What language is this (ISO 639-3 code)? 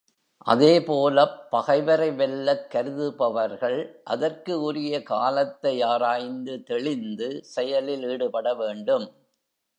tam